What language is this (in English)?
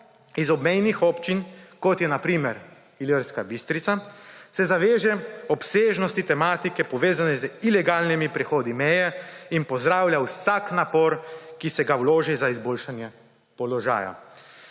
Slovenian